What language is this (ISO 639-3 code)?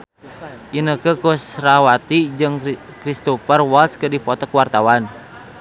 sun